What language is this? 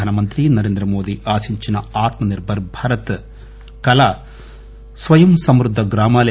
Telugu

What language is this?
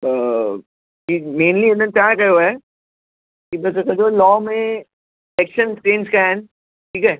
Sindhi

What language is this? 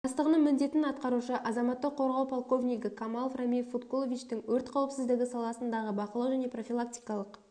Kazakh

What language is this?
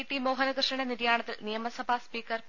Malayalam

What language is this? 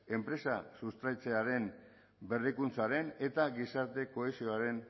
Basque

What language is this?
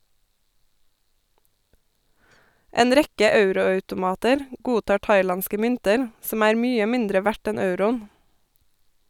Norwegian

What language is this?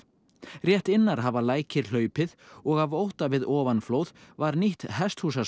Icelandic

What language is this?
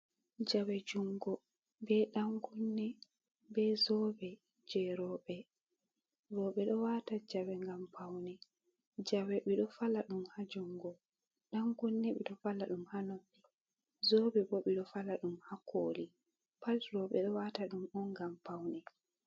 Fula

